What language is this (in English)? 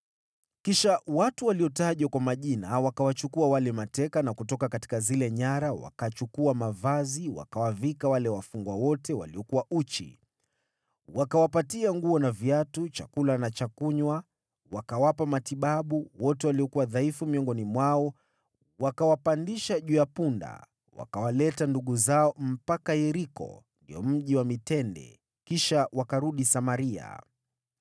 Swahili